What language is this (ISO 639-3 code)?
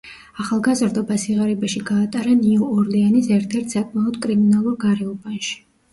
kat